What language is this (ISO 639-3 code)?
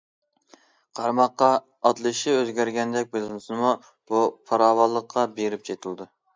uig